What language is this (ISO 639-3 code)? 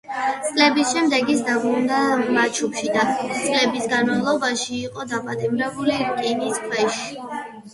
kat